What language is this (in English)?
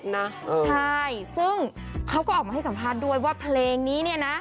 Thai